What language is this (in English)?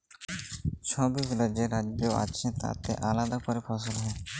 Bangla